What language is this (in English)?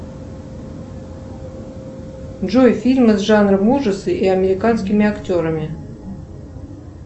Russian